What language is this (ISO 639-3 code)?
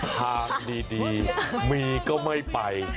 tha